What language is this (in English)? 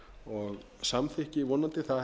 Icelandic